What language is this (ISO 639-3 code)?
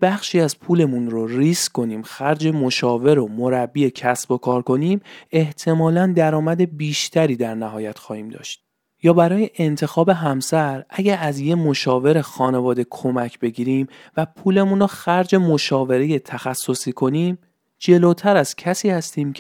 fas